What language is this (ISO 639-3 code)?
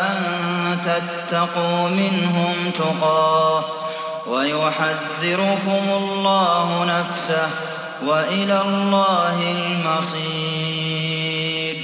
ara